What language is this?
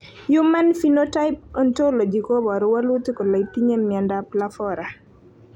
Kalenjin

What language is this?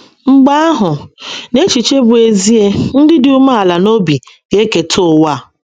Igbo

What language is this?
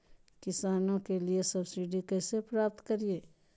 Magahi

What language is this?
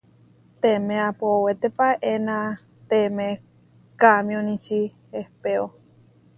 Huarijio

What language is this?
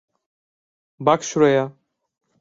Turkish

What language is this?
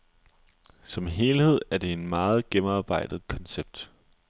Danish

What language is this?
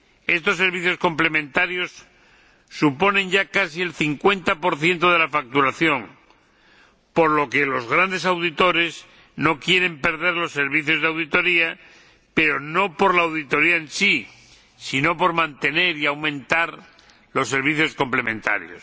Spanish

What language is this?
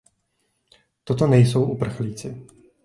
Czech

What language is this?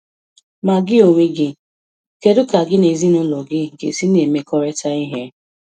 Igbo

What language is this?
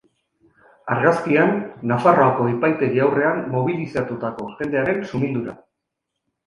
Basque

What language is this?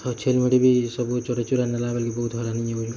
Odia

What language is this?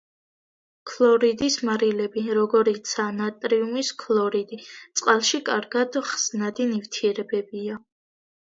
Georgian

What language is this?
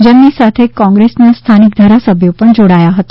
Gujarati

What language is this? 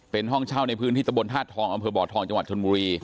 Thai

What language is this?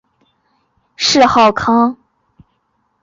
Chinese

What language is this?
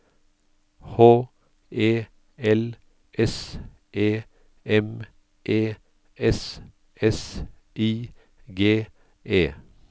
Norwegian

